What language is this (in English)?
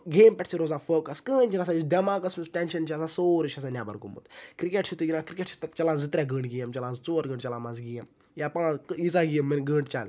Kashmiri